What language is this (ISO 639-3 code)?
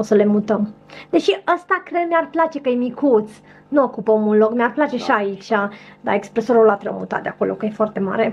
ron